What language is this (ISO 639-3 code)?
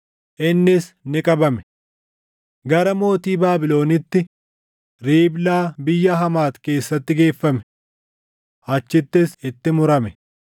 orm